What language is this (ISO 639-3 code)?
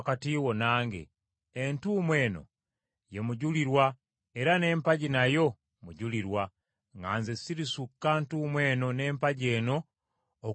lug